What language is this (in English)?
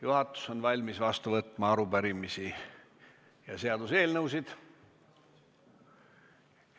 Estonian